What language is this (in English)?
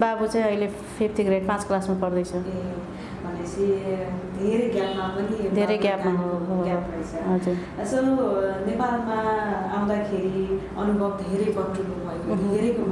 Nepali